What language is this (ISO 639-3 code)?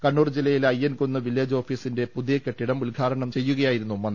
mal